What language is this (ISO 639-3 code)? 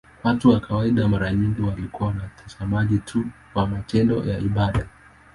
swa